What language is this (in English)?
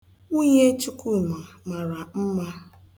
Igbo